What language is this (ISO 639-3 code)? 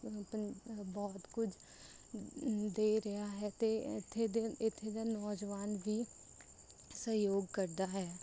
pan